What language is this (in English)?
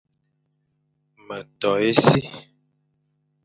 Fang